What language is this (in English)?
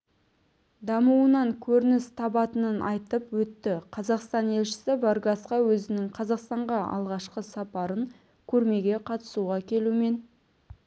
Kazakh